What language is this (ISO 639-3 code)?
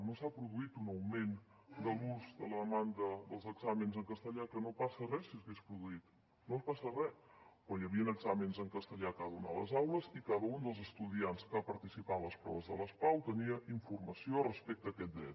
cat